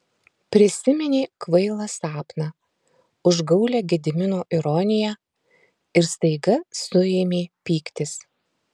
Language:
Lithuanian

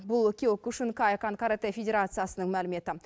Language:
Kazakh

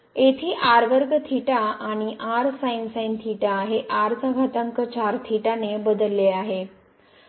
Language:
Marathi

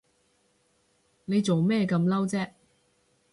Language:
Cantonese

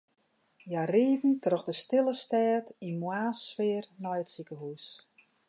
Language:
Western Frisian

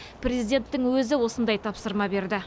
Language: Kazakh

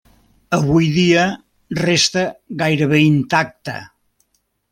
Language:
Catalan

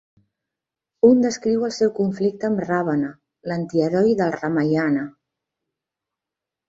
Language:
Catalan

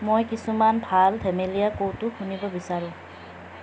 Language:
Assamese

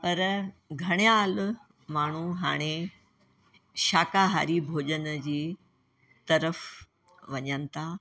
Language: Sindhi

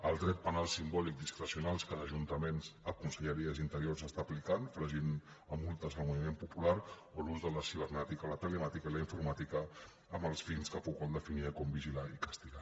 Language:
Catalan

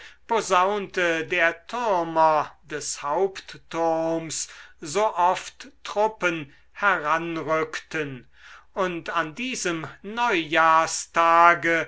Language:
German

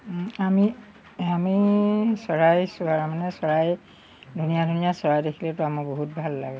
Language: Assamese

